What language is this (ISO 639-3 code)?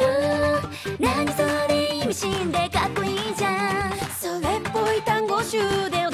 jpn